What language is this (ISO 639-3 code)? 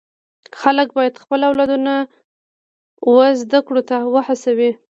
pus